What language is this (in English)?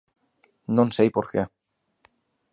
Galician